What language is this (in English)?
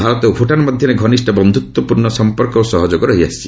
Odia